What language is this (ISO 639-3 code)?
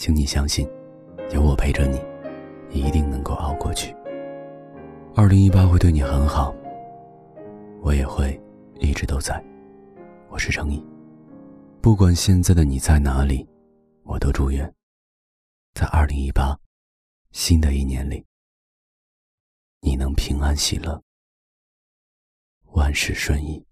zho